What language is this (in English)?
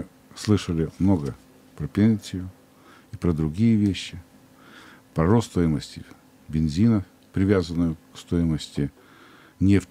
Russian